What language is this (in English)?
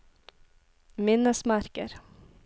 Norwegian